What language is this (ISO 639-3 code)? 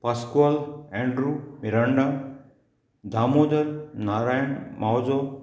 kok